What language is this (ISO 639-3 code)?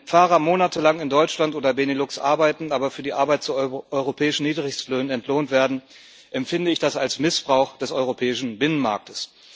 deu